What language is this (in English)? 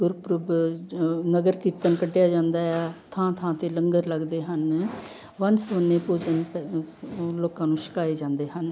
Punjabi